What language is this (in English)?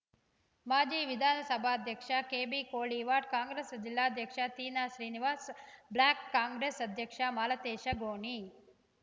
Kannada